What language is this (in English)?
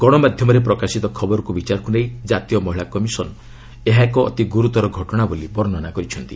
Odia